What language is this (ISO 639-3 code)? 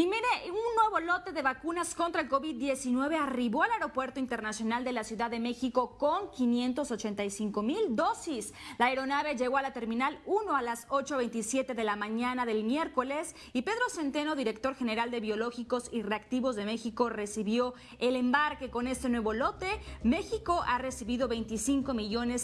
spa